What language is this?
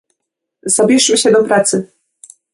Polish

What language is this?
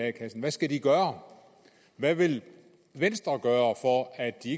Danish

